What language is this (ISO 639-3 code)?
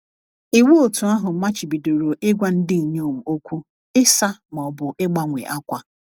ibo